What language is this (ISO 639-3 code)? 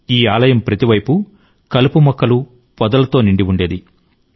tel